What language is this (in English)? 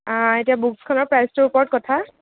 Assamese